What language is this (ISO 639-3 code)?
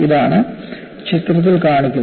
mal